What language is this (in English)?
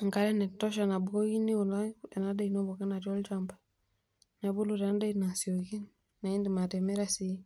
Masai